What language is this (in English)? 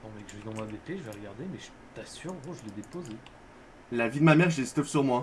French